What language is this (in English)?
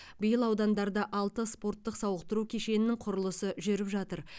Kazakh